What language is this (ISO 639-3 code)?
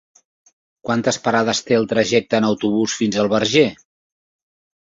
cat